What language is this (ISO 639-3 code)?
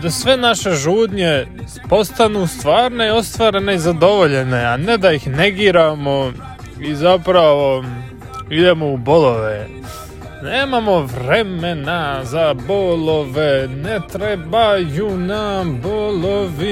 hrv